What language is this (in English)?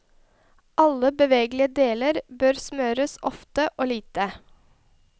Norwegian